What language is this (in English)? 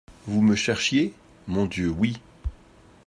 French